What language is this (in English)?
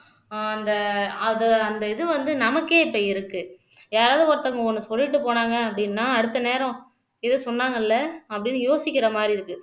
Tamil